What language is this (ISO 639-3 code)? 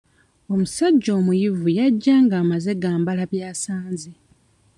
lug